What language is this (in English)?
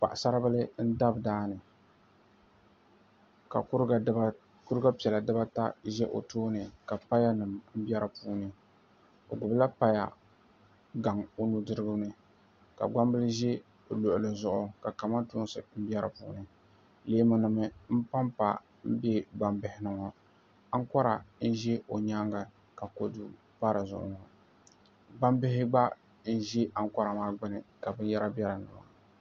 Dagbani